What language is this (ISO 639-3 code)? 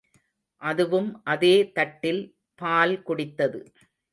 tam